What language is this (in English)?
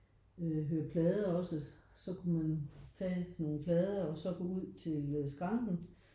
Danish